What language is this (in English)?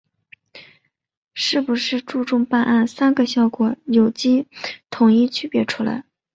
Chinese